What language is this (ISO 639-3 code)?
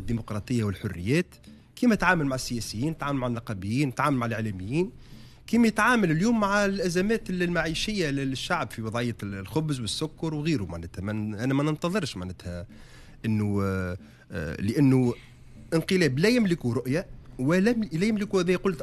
ara